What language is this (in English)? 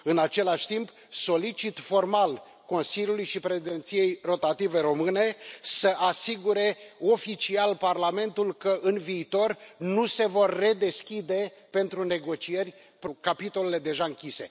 Romanian